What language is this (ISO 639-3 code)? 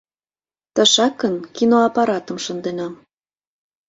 chm